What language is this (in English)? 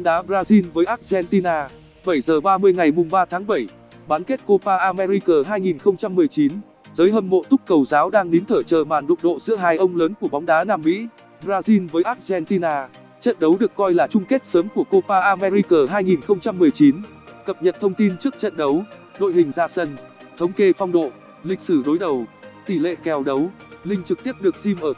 Vietnamese